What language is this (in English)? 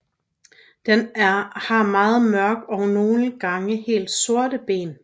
Danish